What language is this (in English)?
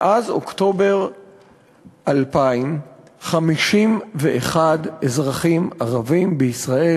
Hebrew